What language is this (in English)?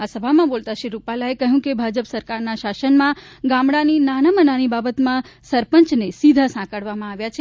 Gujarati